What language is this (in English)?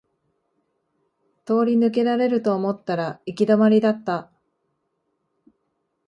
Japanese